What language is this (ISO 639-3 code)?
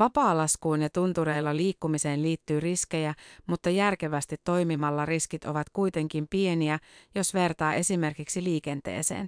fin